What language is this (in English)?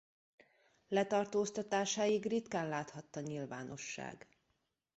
Hungarian